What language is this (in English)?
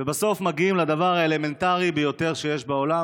Hebrew